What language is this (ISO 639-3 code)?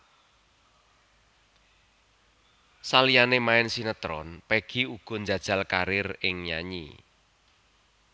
jav